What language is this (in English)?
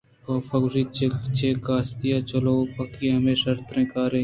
Eastern Balochi